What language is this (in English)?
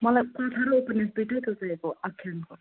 Nepali